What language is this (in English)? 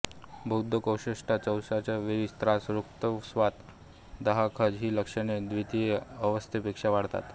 Marathi